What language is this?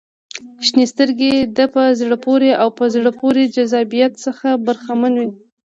Pashto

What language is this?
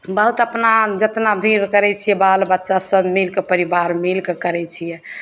Maithili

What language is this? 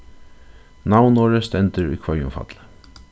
Faroese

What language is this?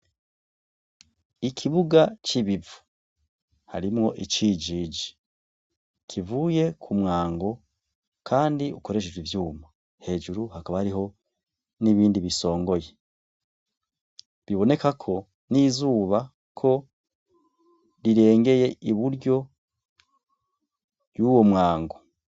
Rundi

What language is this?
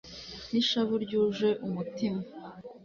Kinyarwanda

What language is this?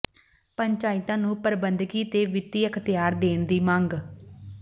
Punjabi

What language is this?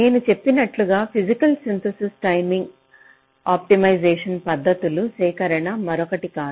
Telugu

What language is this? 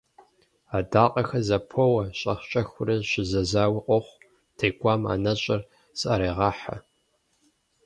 Kabardian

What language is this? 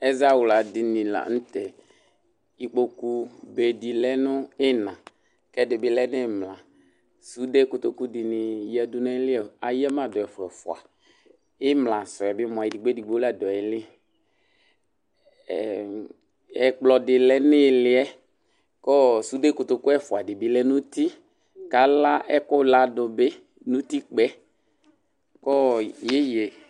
Ikposo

